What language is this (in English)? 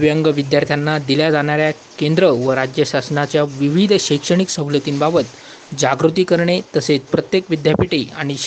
Marathi